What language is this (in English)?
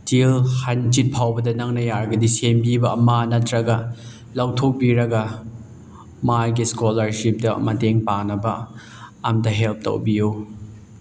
Manipuri